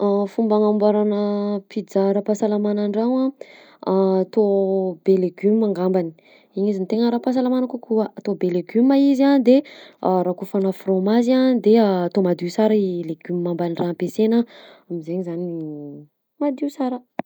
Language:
Southern Betsimisaraka Malagasy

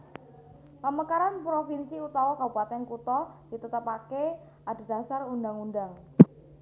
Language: Javanese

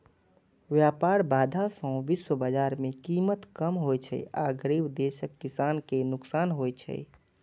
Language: Maithili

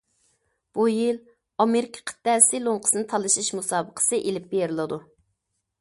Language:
Uyghur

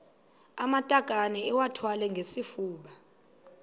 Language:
Xhosa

